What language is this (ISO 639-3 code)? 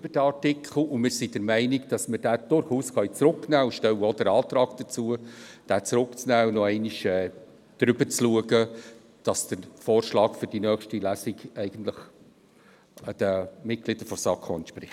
gsw